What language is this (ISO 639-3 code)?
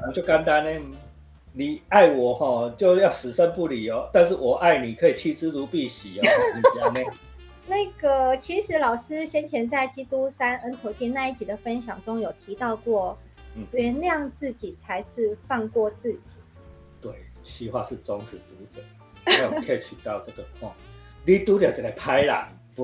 zho